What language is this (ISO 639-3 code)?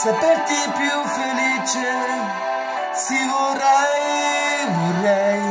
ita